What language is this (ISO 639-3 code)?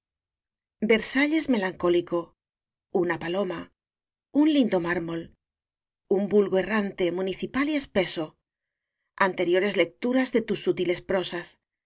spa